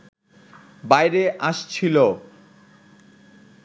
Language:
Bangla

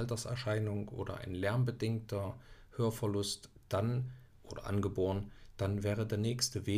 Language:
German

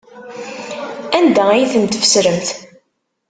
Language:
Kabyle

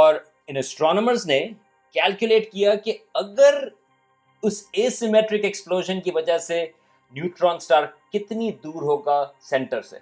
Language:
Urdu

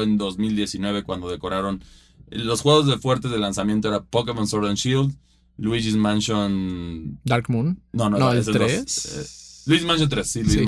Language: Spanish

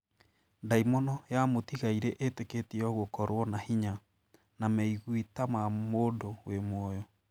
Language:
Kikuyu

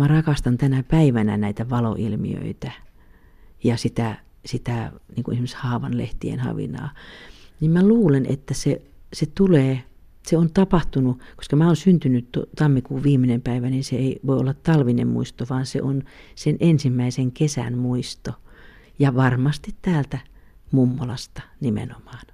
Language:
Finnish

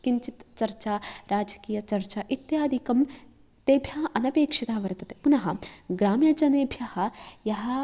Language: Sanskrit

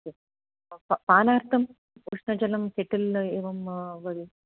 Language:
Sanskrit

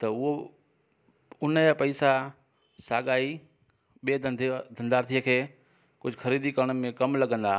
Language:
Sindhi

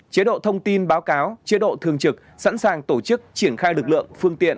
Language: Vietnamese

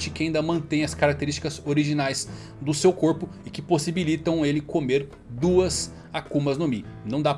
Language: Portuguese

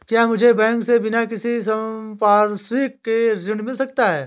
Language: Hindi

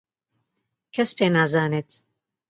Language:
Central Kurdish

